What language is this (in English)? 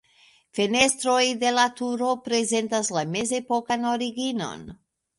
Esperanto